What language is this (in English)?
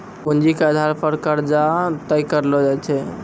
Maithili